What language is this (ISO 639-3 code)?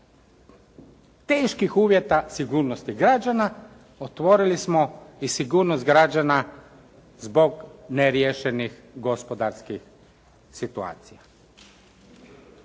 hrv